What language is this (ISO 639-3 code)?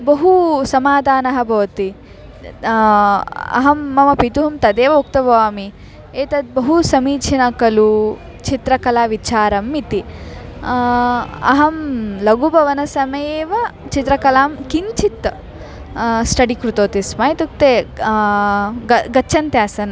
san